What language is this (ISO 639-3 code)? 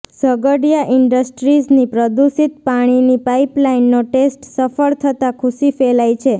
guj